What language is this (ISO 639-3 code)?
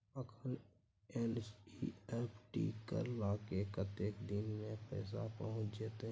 mai